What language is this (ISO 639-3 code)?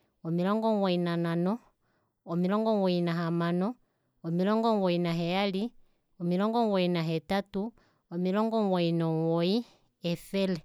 kua